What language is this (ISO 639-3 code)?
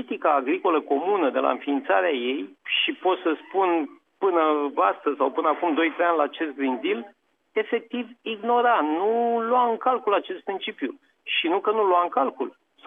ron